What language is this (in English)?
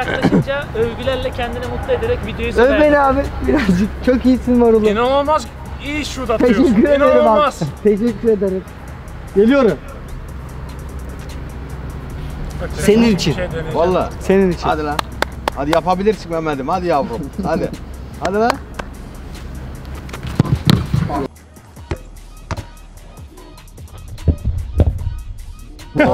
Turkish